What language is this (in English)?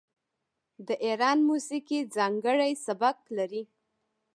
Pashto